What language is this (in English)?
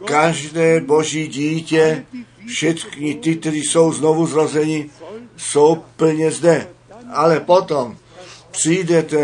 Czech